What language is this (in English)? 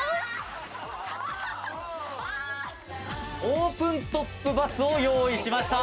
Japanese